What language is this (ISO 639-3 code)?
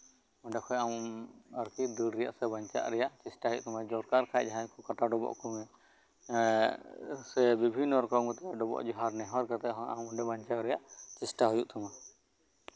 sat